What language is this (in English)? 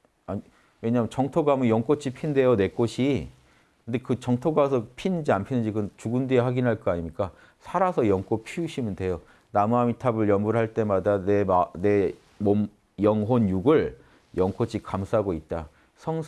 Korean